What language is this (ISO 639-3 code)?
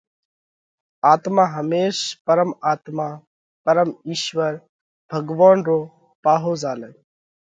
kvx